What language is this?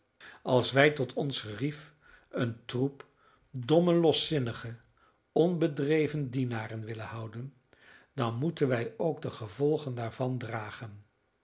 Dutch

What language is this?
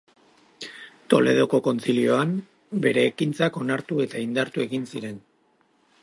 Basque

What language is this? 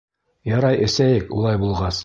Bashkir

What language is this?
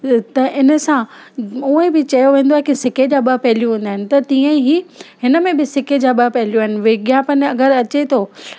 Sindhi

